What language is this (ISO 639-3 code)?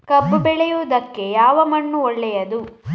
kan